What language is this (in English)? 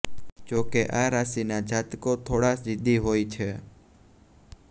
Gujarati